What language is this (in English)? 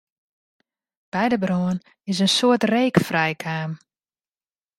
Western Frisian